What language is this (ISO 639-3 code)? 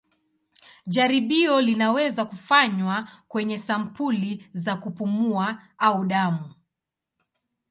swa